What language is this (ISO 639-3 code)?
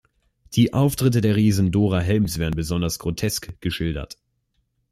deu